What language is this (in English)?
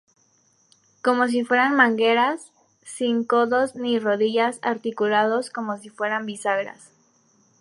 Spanish